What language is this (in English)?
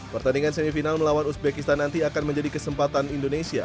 Indonesian